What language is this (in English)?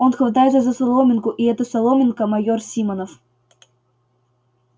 Russian